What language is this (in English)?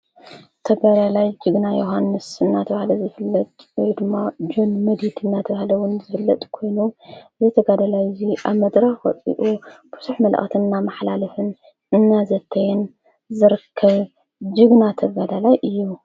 Tigrinya